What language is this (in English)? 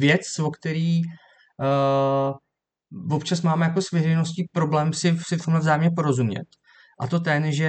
Czech